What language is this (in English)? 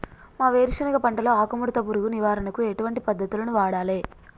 Telugu